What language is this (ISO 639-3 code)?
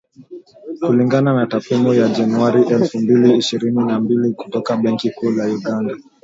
swa